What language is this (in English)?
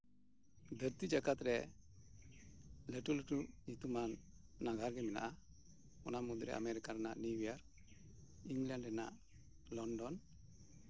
Santali